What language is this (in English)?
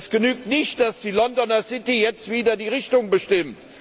German